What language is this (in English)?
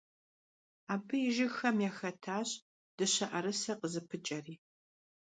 Kabardian